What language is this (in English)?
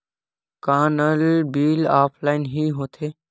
Chhattisgarhi